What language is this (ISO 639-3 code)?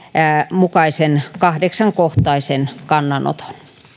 fin